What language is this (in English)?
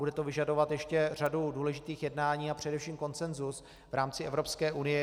Czech